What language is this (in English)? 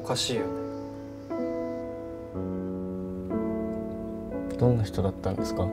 Japanese